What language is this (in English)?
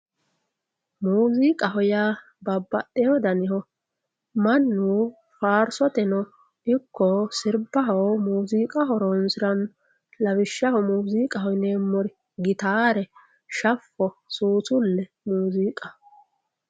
Sidamo